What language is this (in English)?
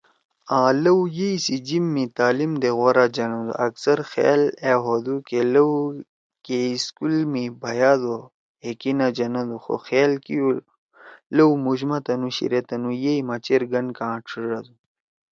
Torwali